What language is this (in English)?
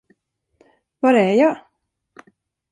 Swedish